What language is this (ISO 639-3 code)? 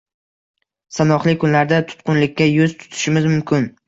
uzb